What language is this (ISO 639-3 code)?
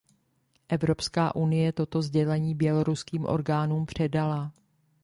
ces